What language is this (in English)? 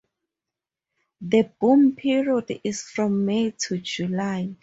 English